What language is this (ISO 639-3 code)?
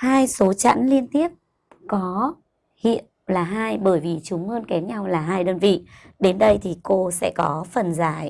vie